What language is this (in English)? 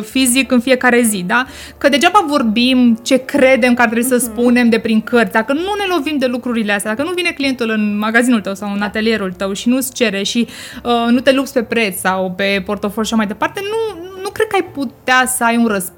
Romanian